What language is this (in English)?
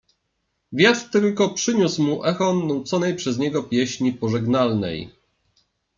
Polish